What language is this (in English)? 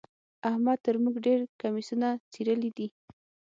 Pashto